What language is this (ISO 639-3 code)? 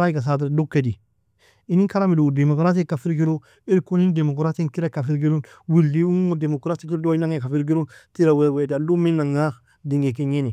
fia